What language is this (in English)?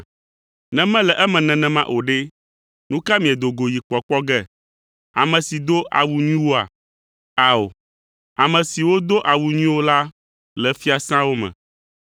Ewe